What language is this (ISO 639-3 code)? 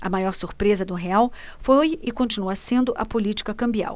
por